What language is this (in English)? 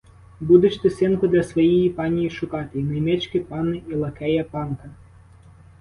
Ukrainian